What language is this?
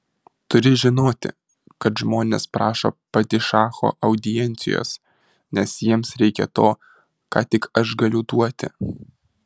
Lithuanian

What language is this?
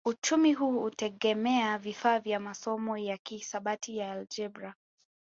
Swahili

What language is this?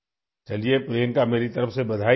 Urdu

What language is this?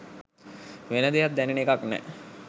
Sinhala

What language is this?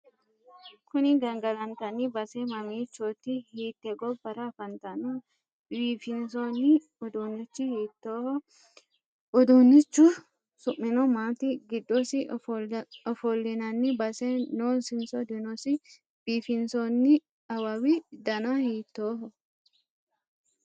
Sidamo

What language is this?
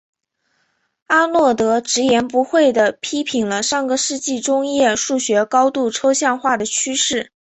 Chinese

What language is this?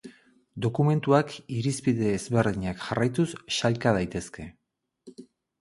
Basque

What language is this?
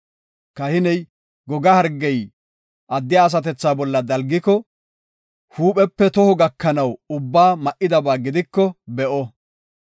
Gofa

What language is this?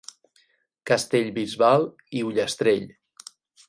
Catalan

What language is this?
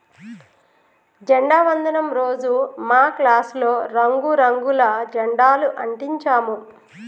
Telugu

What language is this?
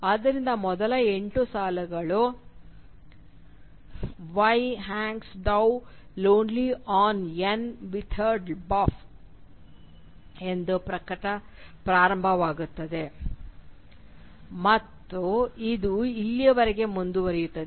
Kannada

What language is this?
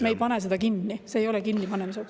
Estonian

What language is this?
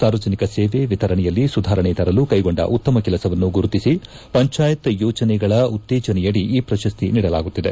Kannada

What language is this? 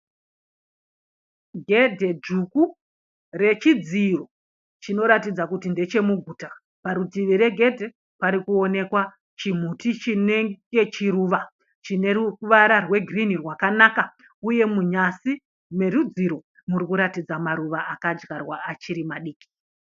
Shona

